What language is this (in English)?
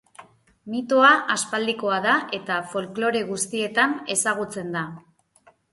Basque